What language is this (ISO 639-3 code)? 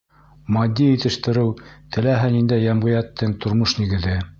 bak